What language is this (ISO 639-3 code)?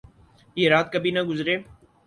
urd